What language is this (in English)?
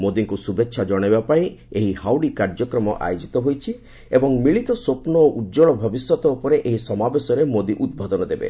Odia